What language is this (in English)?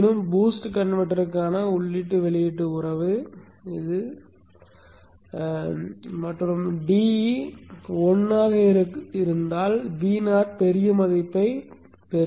Tamil